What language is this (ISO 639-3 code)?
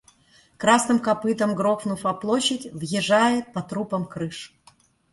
rus